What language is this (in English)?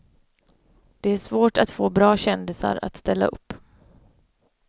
Swedish